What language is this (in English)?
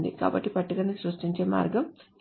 Telugu